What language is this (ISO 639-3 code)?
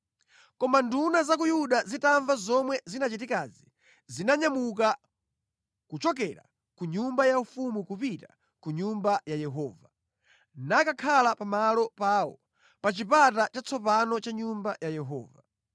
nya